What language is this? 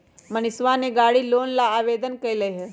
Magahi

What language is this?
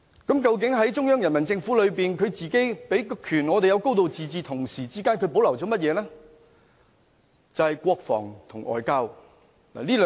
Cantonese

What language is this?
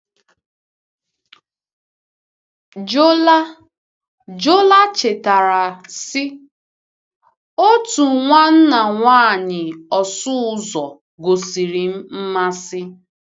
Igbo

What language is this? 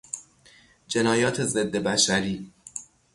Persian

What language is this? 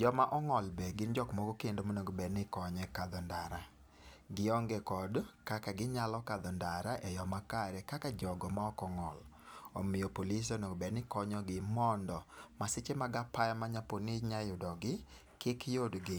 Luo (Kenya and Tanzania)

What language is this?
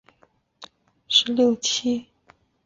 Chinese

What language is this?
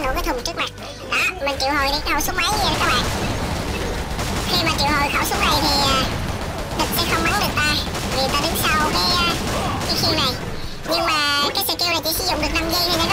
Vietnamese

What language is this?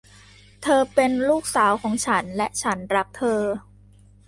Thai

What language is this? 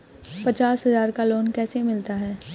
Hindi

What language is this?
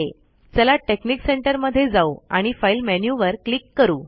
Marathi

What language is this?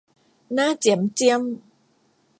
Thai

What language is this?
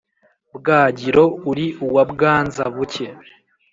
Kinyarwanda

